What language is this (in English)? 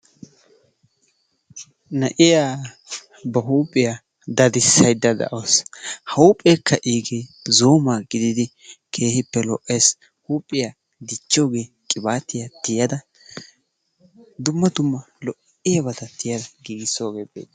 Wolaytta